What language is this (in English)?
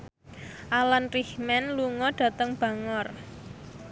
Javanese